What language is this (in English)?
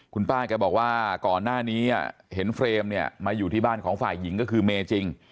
Thai